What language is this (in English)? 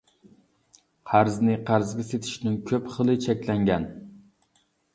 Uyghur